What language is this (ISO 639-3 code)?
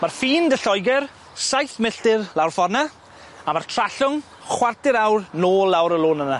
cym